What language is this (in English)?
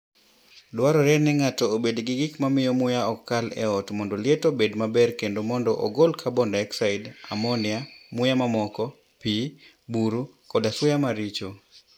Luo (Kenya and Tanzania)